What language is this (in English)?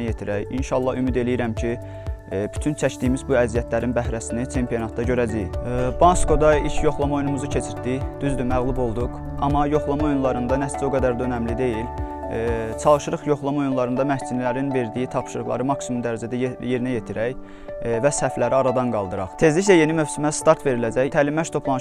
Turkish